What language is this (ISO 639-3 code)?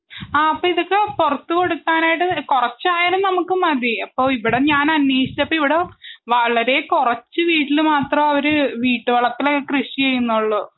mal